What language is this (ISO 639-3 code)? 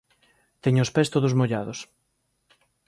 glg